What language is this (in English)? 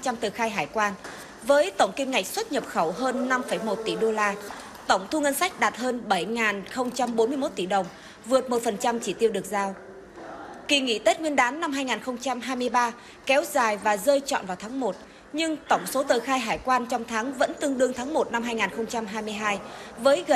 Vietnamese